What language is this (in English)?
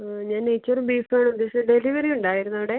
Malayalam